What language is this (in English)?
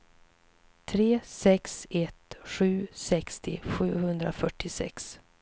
Swedish